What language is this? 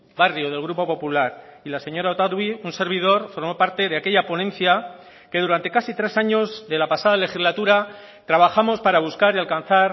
Spanish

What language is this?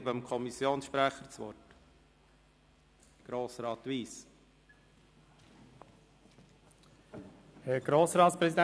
Swiss German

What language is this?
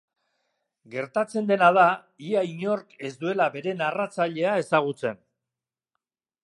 Basque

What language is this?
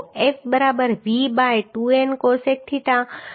Gujarati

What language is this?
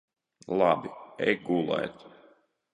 Latvian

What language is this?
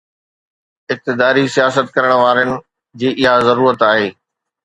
Sindhi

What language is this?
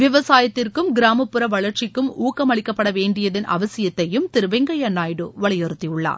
Tamil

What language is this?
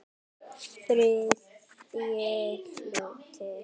Icelandic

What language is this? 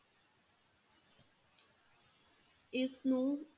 Punjabi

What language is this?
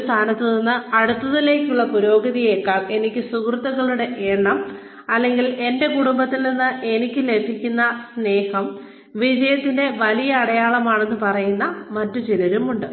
Malayalam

